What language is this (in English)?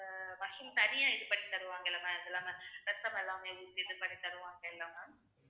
Tamil